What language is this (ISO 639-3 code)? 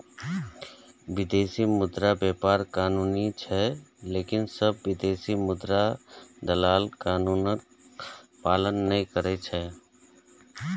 mai